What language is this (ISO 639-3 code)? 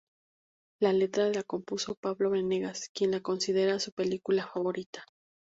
spa